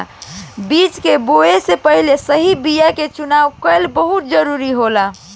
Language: Bhojpuri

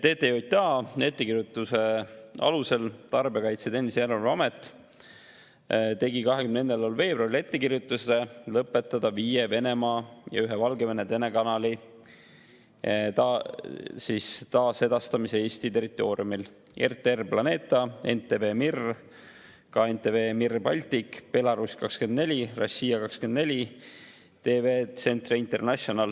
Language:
Estonian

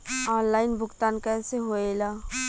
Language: Bhojpuri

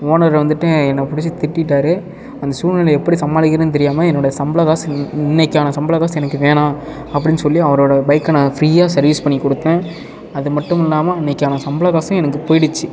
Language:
Tamil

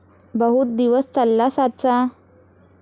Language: Marathi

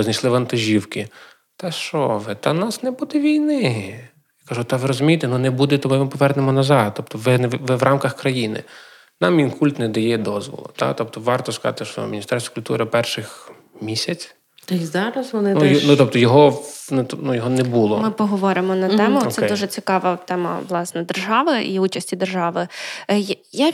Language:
Ukrainian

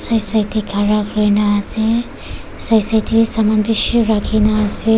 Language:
Naga Pidgin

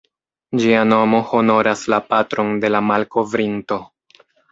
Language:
Esperanto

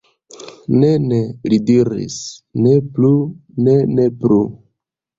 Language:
Esperanto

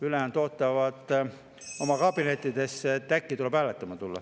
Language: Estonian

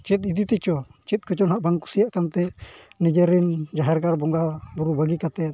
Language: Santali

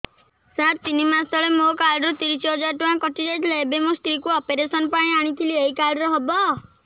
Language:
Odia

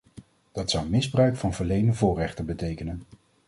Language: Dutch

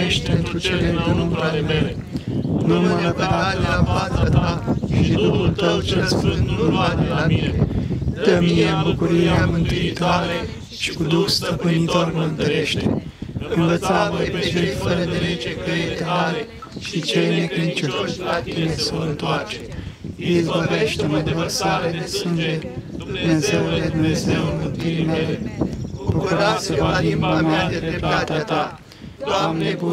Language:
Romanian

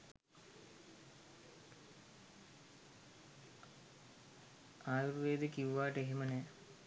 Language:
Sinhala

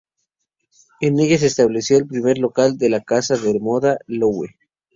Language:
Spanish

